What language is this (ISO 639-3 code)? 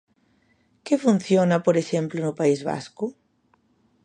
glg